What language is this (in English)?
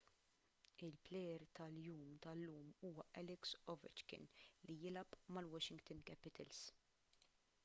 Maltese